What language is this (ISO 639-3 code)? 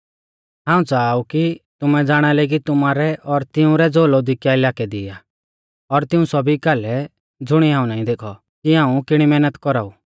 bfz